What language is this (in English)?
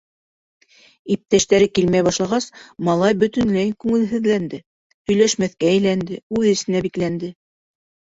Bashkir